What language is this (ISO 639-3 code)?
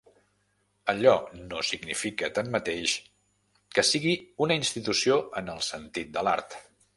cat